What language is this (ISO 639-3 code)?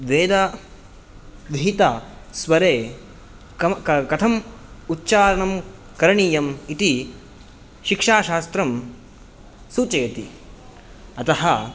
san